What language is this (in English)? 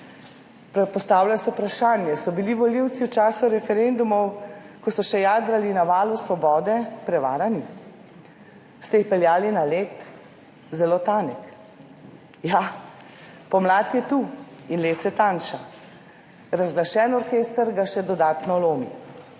Slovenian